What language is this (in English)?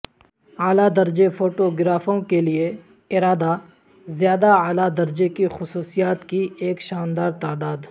Urdu